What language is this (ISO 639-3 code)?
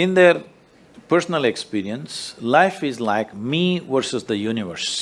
eng